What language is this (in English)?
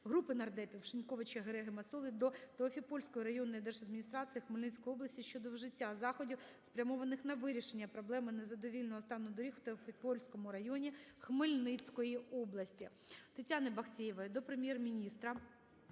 Ukrainian